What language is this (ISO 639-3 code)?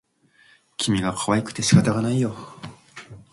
jpn